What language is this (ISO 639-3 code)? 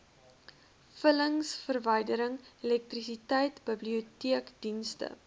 afr